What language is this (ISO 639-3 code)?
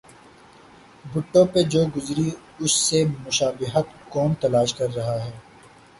urd